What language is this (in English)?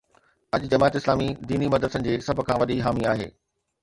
Sindhi